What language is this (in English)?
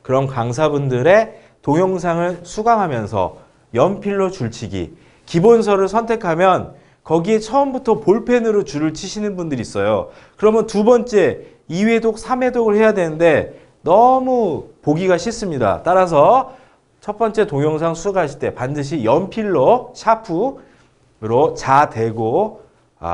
Korean